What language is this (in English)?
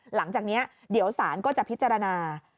Thai